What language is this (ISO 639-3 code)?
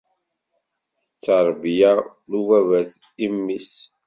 kab